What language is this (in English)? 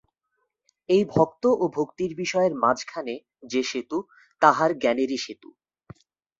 Bangla